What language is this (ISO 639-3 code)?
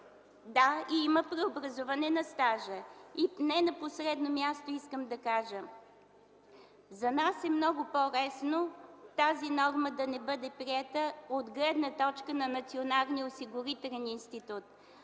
bul